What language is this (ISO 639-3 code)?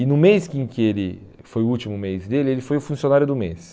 por